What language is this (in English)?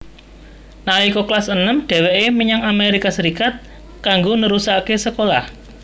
Javanese